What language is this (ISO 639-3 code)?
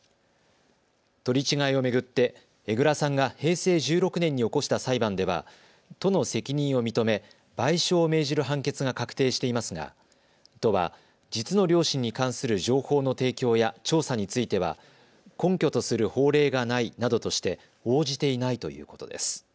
jpn